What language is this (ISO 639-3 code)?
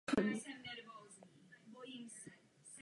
ces